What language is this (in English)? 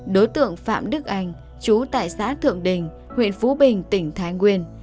Vietnamese